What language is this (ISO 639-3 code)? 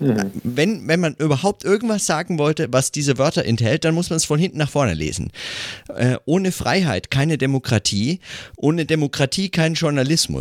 deu